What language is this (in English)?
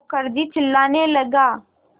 Hindi